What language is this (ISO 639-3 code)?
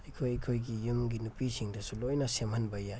mni